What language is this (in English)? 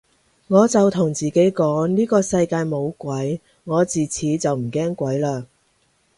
Cantonese